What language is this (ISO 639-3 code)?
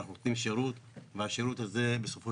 heb